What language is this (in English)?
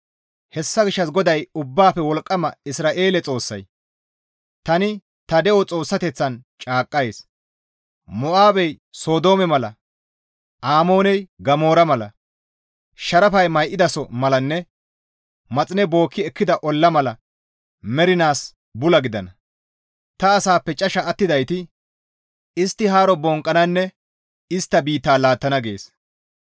Gamo